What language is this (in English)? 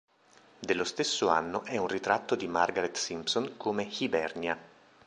Italian